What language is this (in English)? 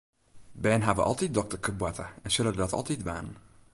Western Frisian